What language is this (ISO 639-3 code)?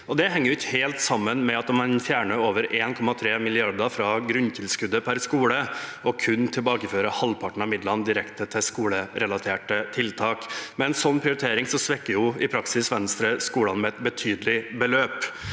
nor